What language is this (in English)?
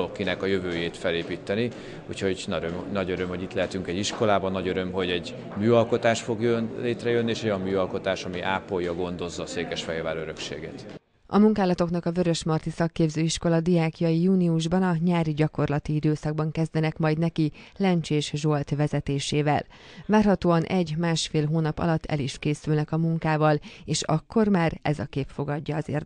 Hungarian